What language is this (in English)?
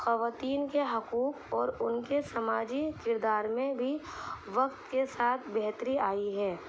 Urdu